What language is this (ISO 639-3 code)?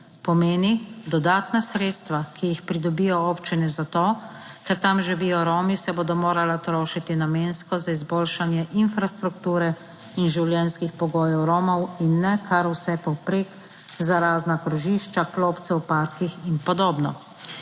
slv